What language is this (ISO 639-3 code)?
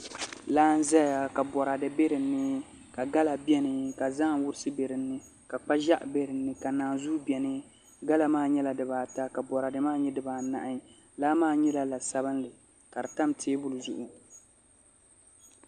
dag